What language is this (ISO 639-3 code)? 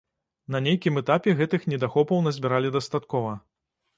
bel